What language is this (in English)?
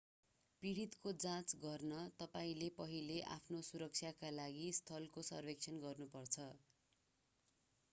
Nepali